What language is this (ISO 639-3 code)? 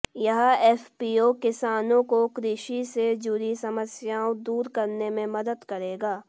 hin